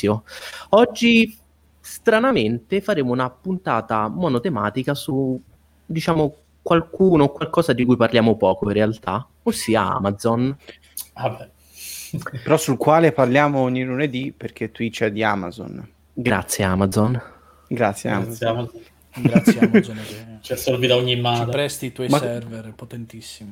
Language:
Italian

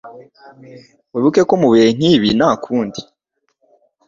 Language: Kinyarwanda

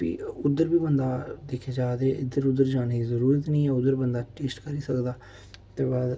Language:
Dogri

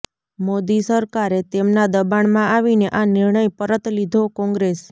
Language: Gujarati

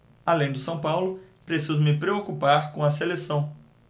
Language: Portuguese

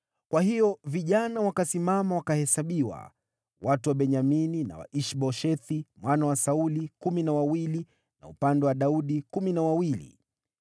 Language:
Swahili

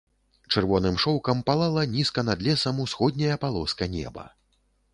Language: Belarusian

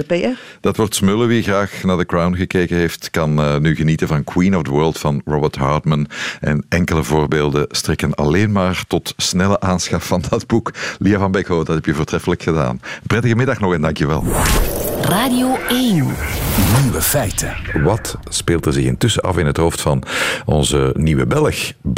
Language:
Dutch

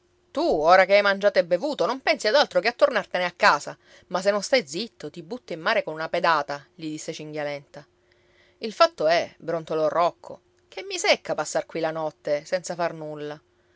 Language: Italian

